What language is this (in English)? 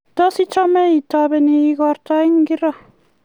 Kalenjin